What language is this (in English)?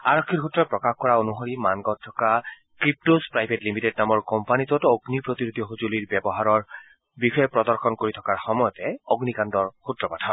Assamese